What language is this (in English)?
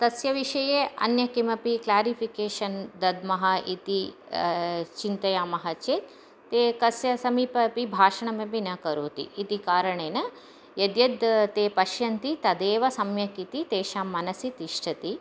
Sanskrit